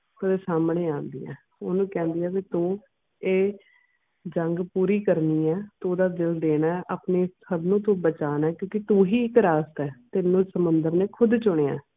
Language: Punjabi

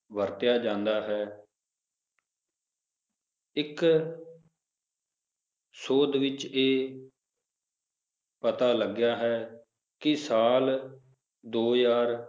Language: Punjabi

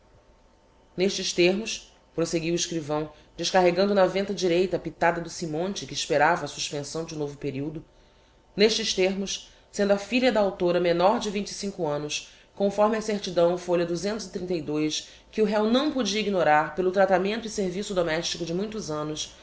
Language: Portuguese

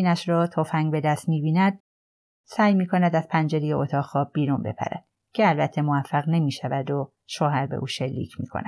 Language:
Persian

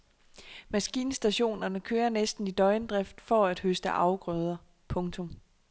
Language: Danish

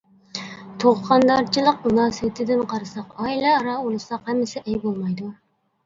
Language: Uyghur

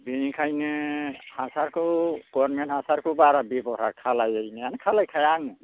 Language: Bodo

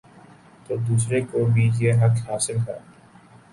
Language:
Urdu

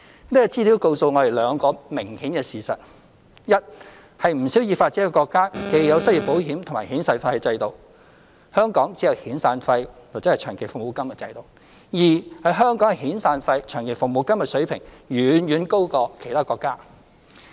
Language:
Cantonese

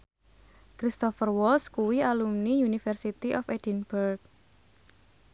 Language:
Javanese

